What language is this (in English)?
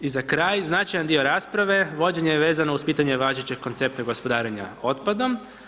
Croatian